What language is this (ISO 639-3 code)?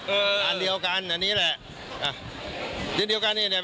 tha